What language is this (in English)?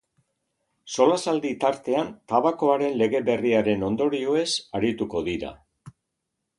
Basque